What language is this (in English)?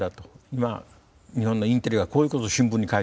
Japanese